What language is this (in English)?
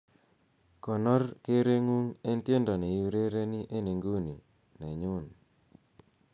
Kalenjin